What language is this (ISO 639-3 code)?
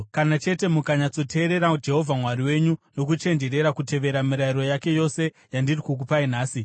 sna